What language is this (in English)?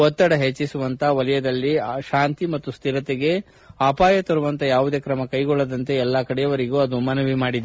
Kannada